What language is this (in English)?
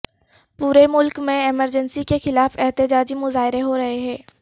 Urdu